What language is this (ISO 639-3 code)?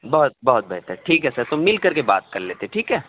urd